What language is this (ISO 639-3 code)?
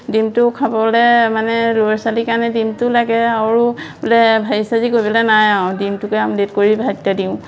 asm